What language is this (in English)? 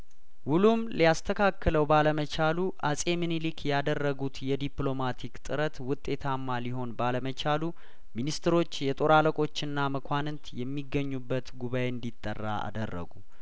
Amharic